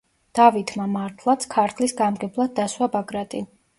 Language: Georgian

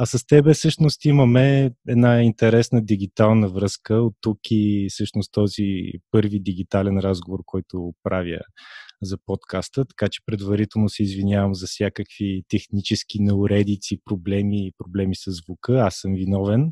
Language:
Bulgarian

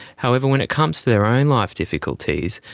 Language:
English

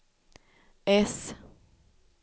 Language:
Swedish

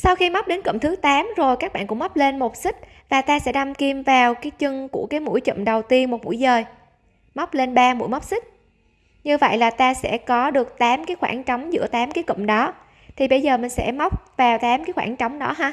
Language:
Vietnamese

